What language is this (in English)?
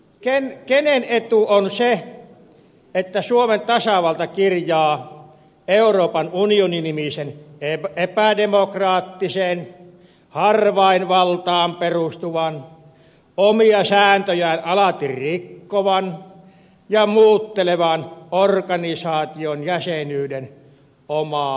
Finnish